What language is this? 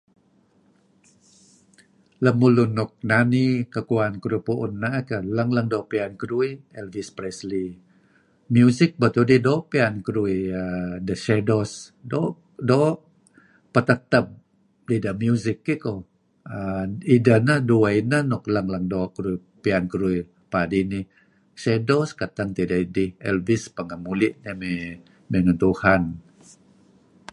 Kelabit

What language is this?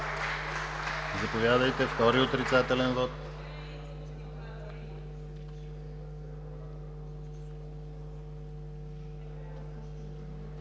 Bulgarian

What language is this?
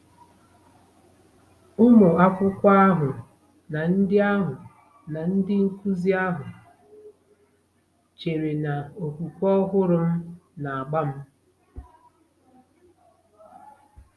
Igbo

